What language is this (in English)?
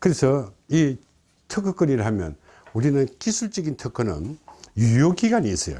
Korean